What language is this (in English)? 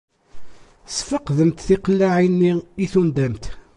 Kabyle